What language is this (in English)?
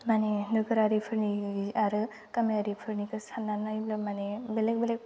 Bodo